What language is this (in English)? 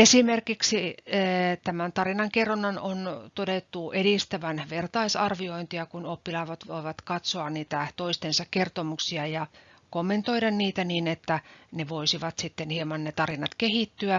Finnish